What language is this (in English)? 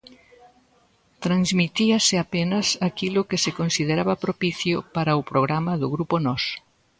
Galician